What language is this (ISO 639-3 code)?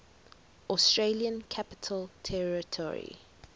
eng